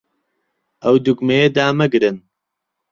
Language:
Central Kurdish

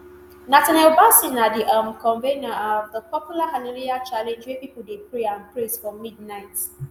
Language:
Nigerian Pidgin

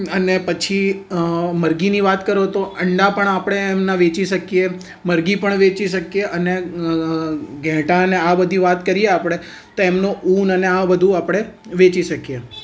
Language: Gujarati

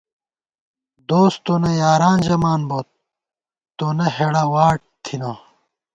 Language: Gawar-Bati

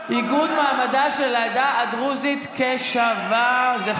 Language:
Hebrew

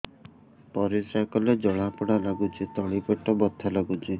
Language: Odia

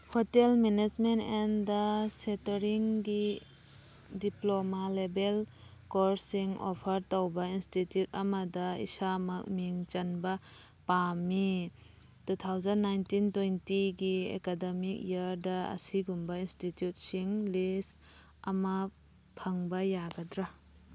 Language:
Manipuri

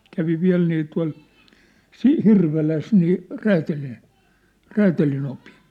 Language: Finnish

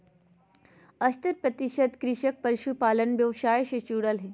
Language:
Magahi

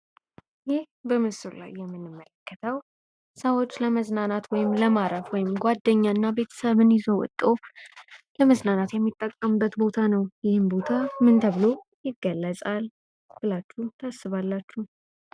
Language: Amharic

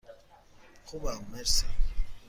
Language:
Persian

